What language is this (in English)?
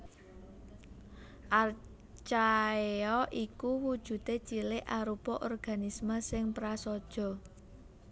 Javanese